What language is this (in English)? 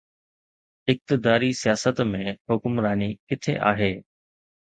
Sindhi